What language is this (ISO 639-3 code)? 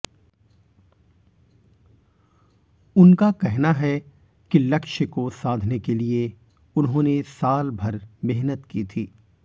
hin